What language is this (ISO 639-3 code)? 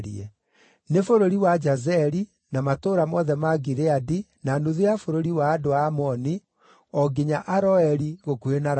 kik